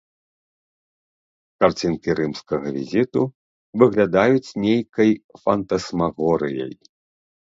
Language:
Belarusian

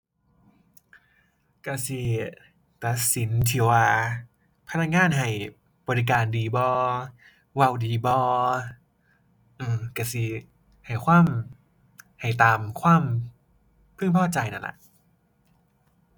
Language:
Thai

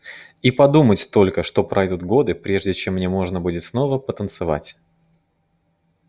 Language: Russian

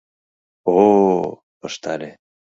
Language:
Mari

